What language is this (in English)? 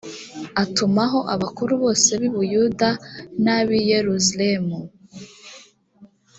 Kinyarwanda